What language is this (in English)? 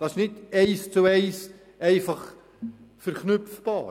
Swiss German